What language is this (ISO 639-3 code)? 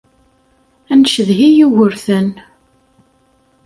kab